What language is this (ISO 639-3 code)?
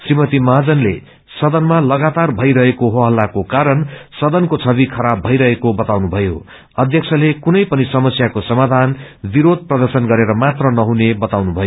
nep